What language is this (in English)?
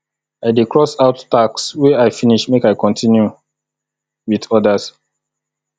Nigerian Pidgin